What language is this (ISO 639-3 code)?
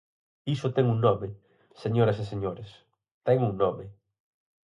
glg